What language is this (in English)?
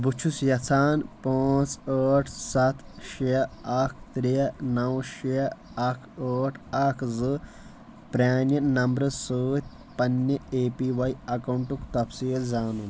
Kashmiri